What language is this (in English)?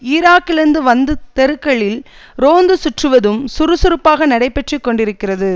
Tamil